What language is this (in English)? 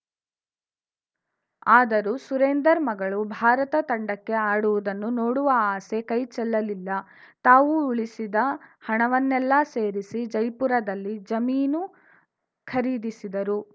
Kannada